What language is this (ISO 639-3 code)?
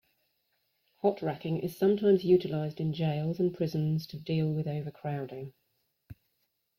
eng